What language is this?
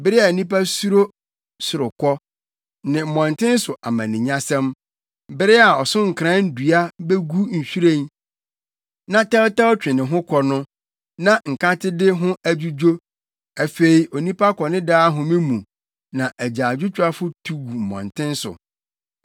Akan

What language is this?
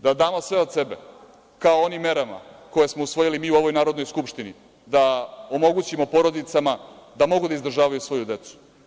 Serbian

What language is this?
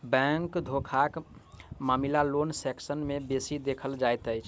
Maithili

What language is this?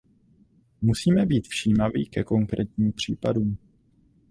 Czech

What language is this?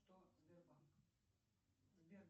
Russian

